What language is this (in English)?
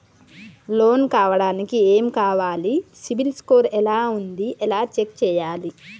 Telugu